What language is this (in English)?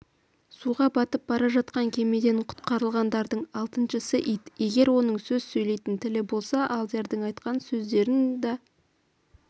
Kazakh